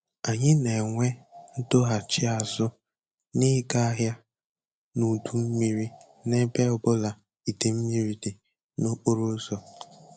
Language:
Igbo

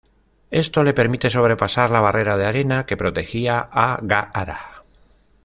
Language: Spanish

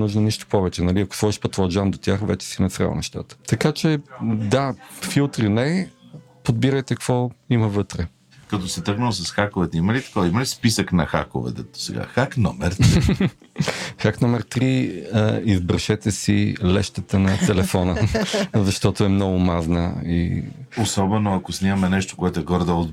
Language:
Bulgarian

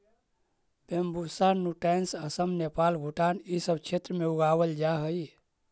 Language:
Magahi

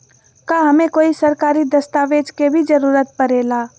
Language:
Magahi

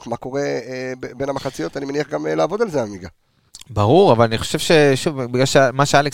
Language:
Hebrew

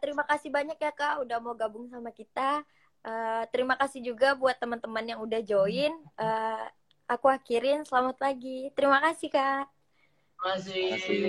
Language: Indonesian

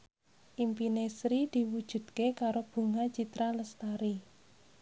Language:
Javanese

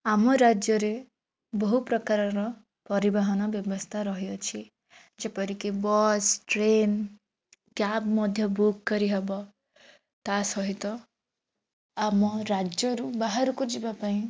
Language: Odia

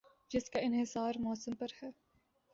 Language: Urdu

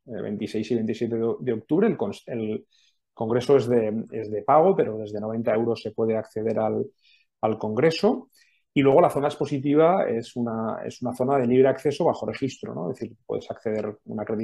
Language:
Spanish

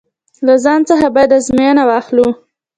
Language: Pashto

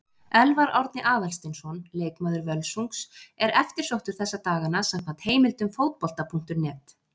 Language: Icelandic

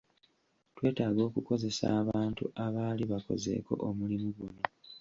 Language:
Ganda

